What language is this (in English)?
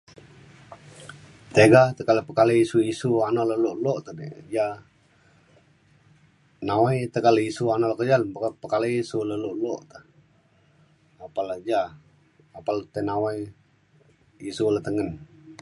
Mainstream Kenyah